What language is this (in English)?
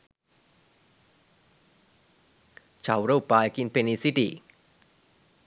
Sinhala